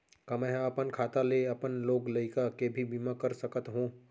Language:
Chhattisgarhi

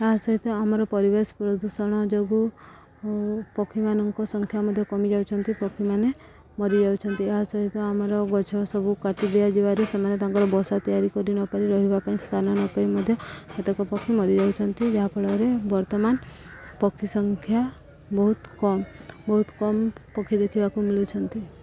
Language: Odia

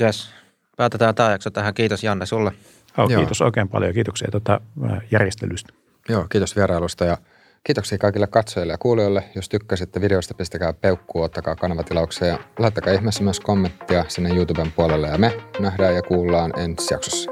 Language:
Finnish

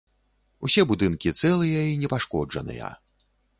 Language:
Belarusian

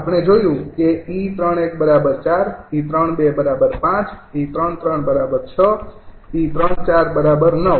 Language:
Gujarati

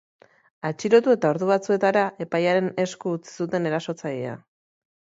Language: Basque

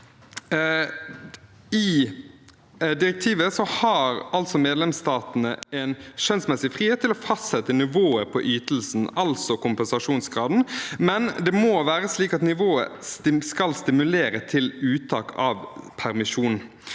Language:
Norwegian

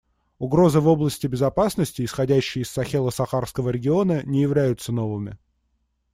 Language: Russian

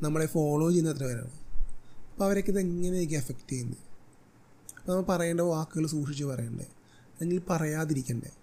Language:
Malayalam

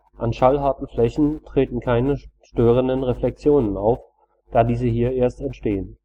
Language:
German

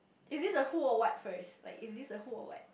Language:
English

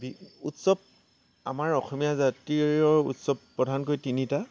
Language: Assamese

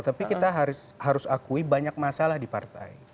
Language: Indonesian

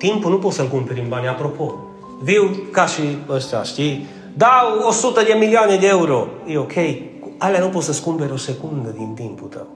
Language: Romanian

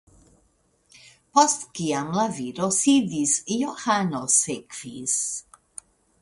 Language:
Esperanto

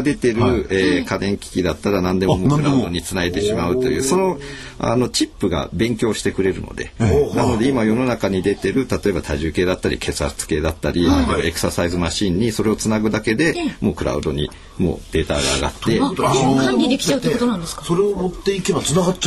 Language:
Japanese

